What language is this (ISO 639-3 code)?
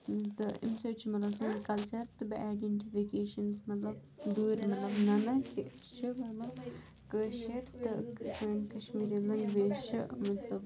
kas